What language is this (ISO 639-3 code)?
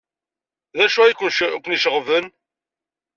kab